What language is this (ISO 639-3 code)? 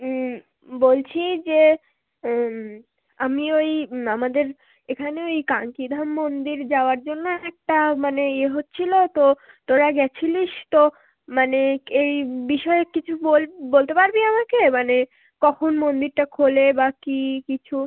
ben